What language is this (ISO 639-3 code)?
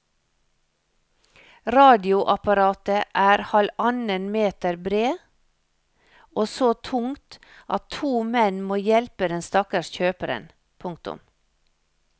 nor